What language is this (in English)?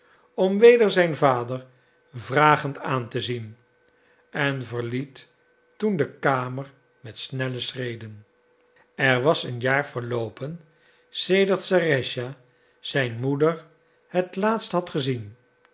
Dutch